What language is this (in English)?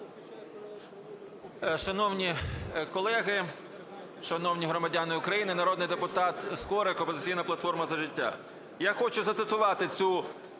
Ukrainian